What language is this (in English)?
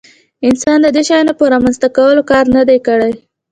Pashto